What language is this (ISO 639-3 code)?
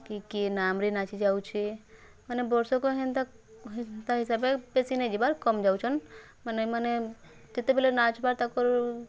ori